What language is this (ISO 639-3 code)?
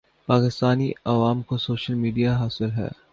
urd